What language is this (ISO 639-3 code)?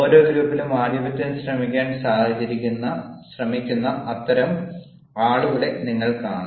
mal